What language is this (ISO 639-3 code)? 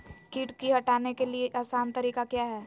mag